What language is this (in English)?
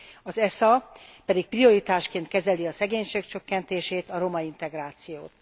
Hungarian